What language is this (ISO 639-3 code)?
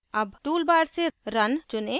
hin